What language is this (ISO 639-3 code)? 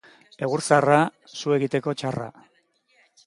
eus